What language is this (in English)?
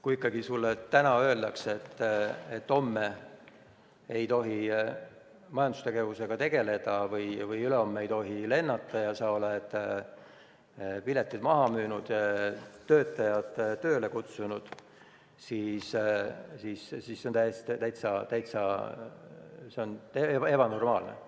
Estonian